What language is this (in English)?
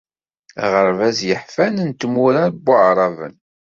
Kabyle